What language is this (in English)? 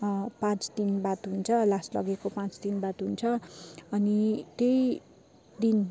Nepali